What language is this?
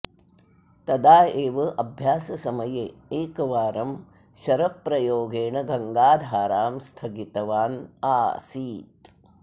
Sanskrit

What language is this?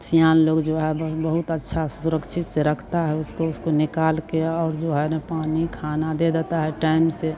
Hindi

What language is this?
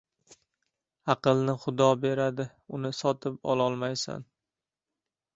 Uzbek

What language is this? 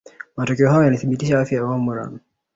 Swahili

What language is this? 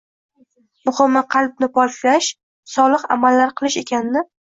Uzbek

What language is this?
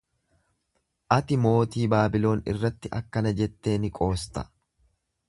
Oromo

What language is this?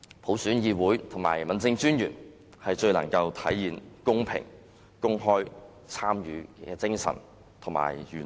Cantonese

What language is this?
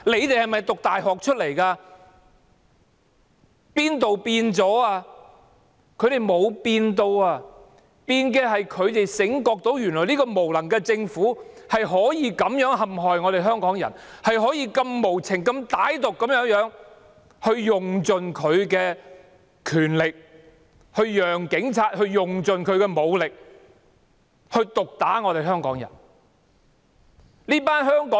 Cantonese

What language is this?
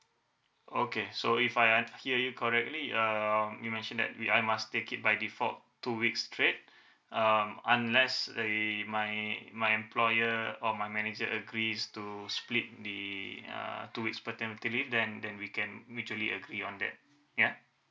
English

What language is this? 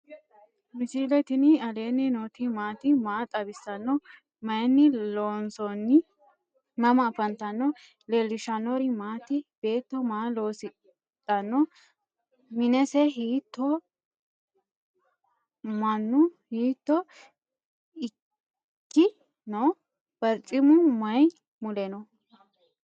Sidamo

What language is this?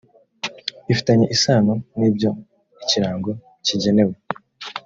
Kinyarwanda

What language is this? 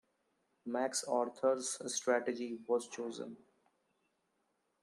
English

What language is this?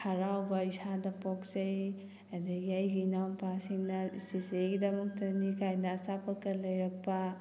Manipuri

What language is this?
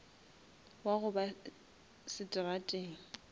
Northern Sotho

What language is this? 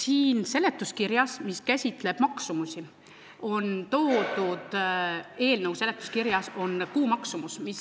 Estonian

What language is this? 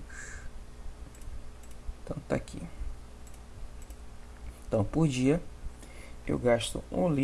Portuguese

